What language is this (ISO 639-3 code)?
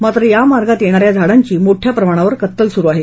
mar